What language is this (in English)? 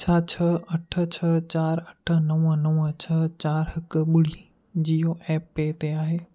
Sindhi